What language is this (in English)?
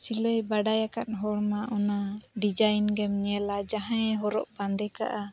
Santali